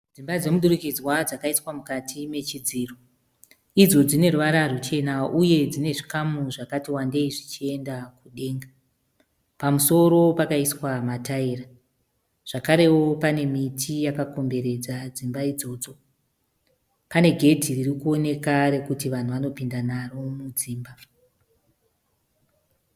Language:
Shona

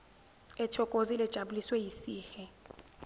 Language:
Zulu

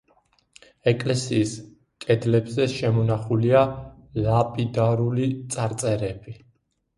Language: Georgian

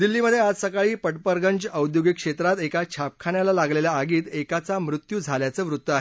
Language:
Marathi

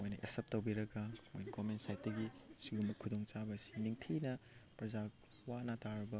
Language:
Manipuri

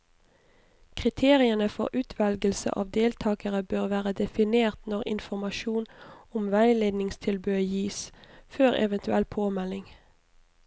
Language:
Norwegian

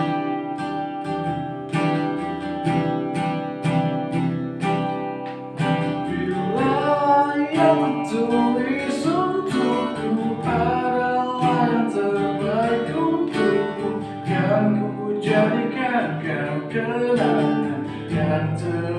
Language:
Indonesian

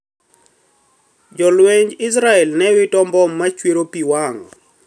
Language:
Luo (Kenya and Tanzania)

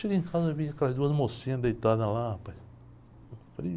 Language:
Portuguese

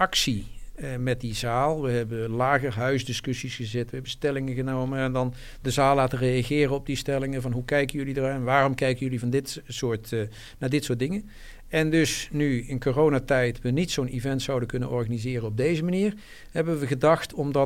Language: Dutch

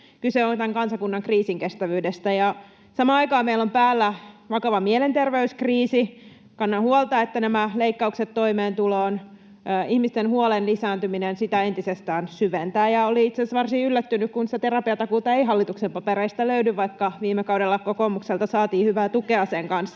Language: Finnish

